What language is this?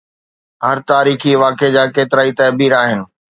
Sindhi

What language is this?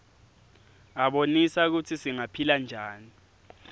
Swati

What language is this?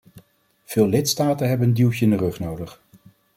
Dutch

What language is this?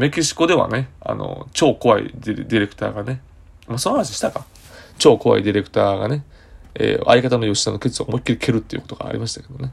Japanese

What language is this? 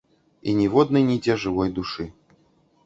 Belarusian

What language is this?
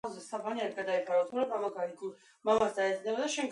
Georgian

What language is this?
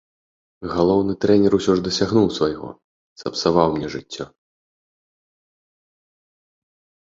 Belarusian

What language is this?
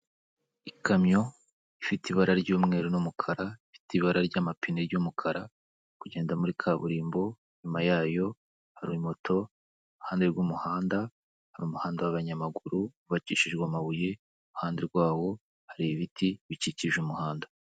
Kinyarwanda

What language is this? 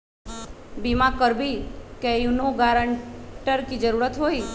Magahi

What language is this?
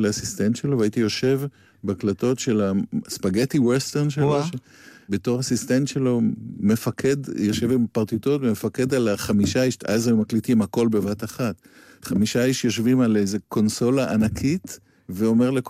Hebrew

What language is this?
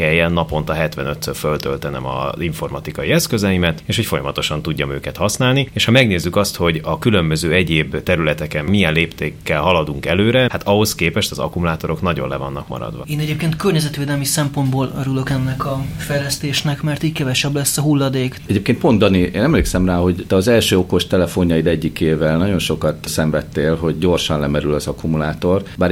Hungarian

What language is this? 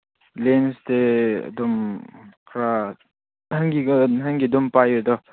Manipuri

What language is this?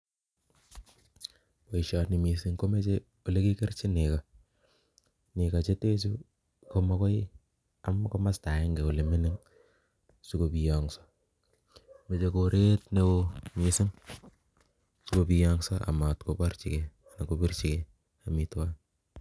Kalenjin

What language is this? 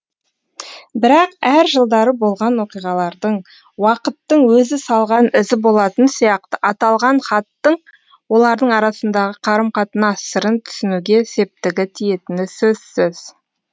Kazakh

